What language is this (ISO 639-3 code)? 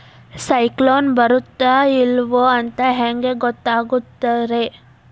kan